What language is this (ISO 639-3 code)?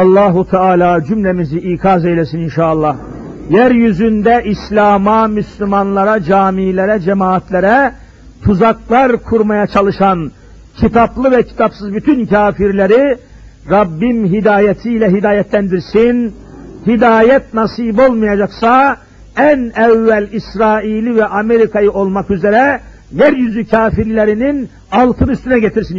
tur